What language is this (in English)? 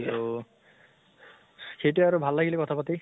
Assamese